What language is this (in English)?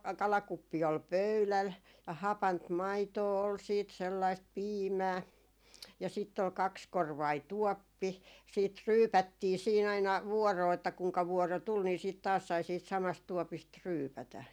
Finnish